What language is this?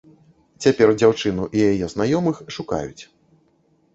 Belarusian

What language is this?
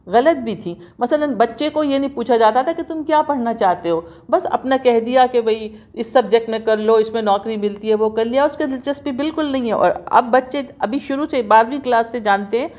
Urdu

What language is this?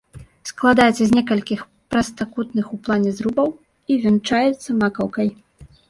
Belarusian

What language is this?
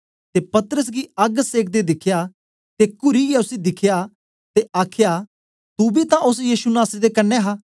Dogri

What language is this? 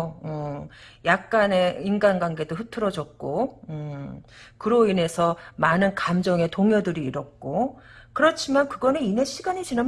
Korean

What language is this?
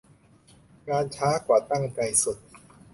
Thai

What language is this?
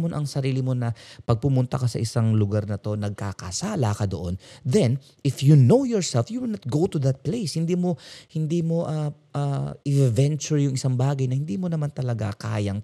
Filipino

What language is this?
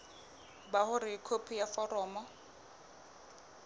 Southern Sotho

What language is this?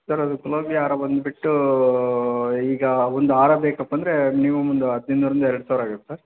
Kannada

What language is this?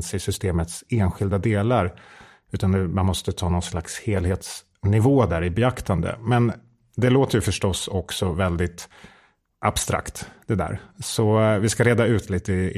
Swedish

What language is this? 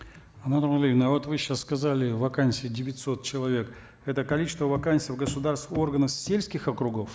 Kazakh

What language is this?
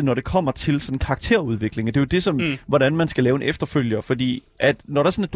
Danish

